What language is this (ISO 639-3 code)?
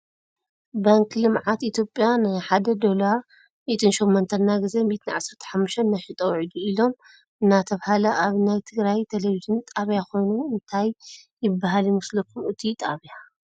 tir